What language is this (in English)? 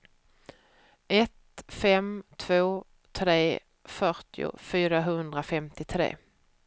Swedish